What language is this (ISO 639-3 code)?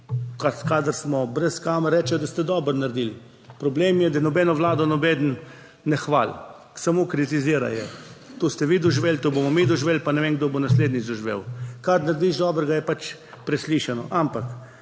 slv